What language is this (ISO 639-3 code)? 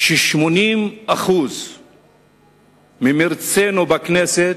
heb